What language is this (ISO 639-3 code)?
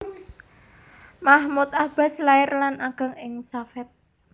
jav